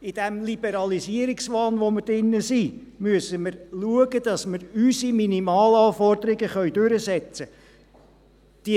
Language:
Swiss German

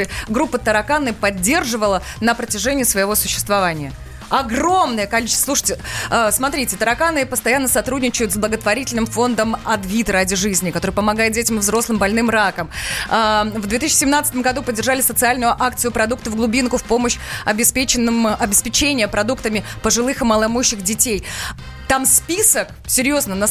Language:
Russian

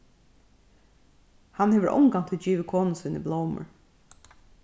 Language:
Faroese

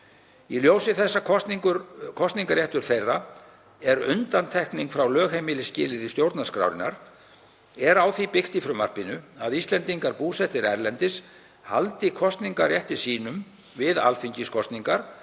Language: Icelandic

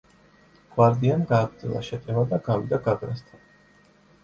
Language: Georgian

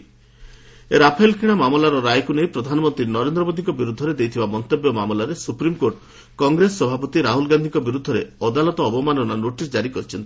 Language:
Odia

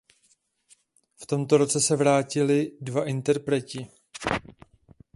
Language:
Czech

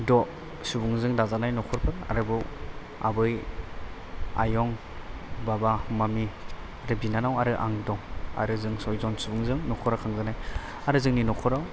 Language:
Bodo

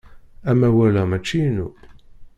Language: Kabyle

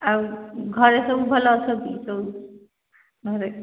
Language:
Odia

